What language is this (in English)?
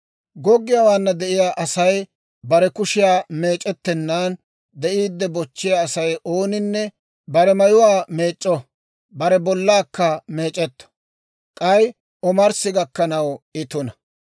Dawro